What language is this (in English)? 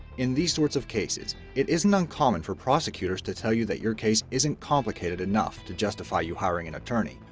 English